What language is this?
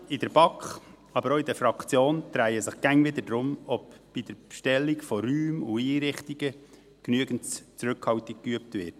Swiss German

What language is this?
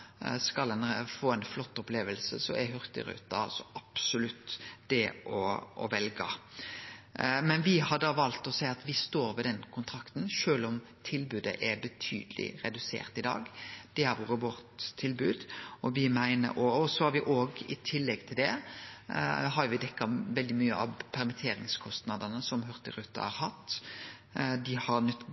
Norwegian Nynorsk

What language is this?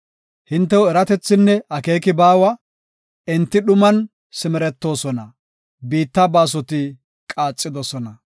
Gofa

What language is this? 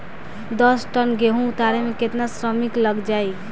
Bhojpuri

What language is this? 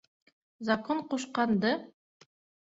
Bashkir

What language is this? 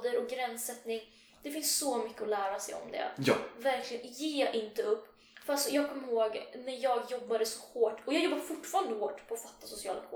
Swedish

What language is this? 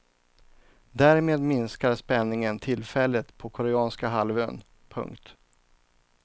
Swedish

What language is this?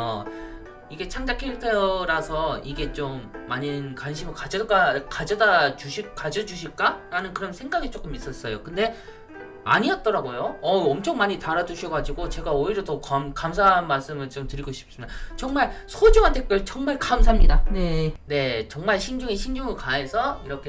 Korean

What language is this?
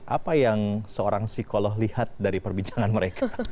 Indonesian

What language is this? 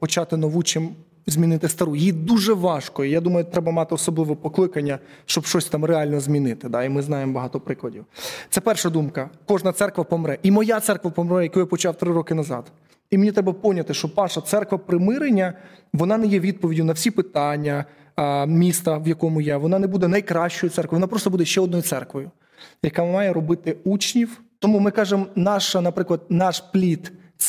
Ukrainian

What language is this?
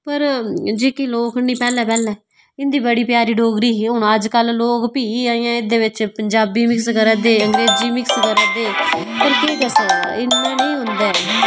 Dogri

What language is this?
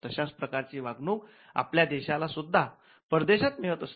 Marathi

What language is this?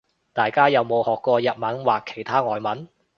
Cantonese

